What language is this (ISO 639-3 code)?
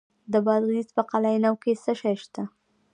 pus